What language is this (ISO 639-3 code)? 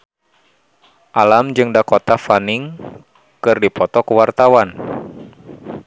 sun